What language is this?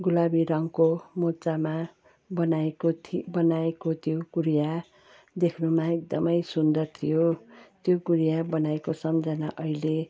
Nepali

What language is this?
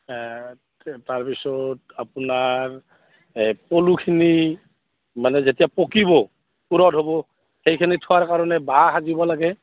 Assamese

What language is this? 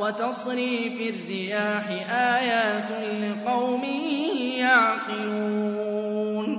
Arabic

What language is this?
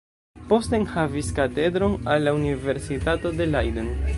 Esperanto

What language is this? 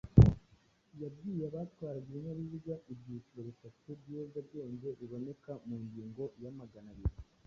Kinyarwanda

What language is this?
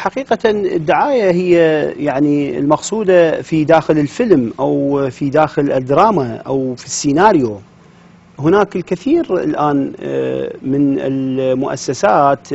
Arabic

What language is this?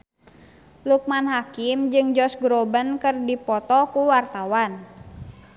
Sundanese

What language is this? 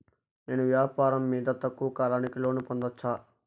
Telugu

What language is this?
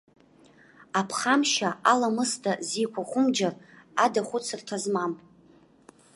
Abkhazian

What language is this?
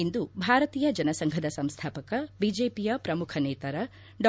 Kannada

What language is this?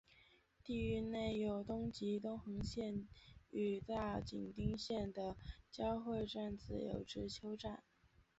Chinese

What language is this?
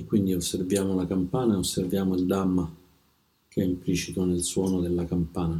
Italian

